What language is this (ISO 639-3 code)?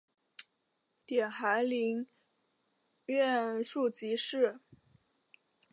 zho